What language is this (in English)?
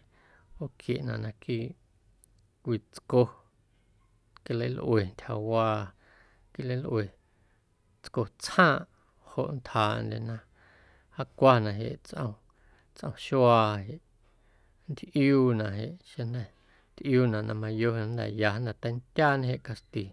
Guerrero Amuzgo